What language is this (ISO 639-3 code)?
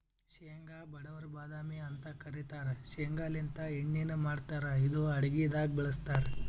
kan